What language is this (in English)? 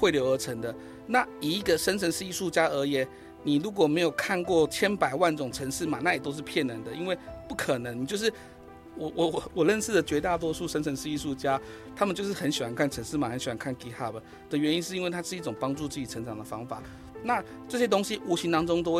Chinese